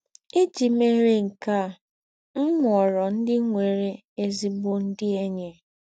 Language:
Igbo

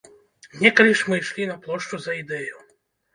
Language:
Belarusian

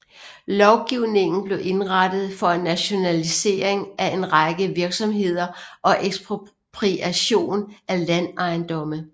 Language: Danish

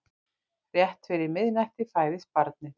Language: Icelandic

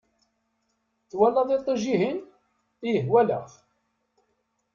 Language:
Kabyle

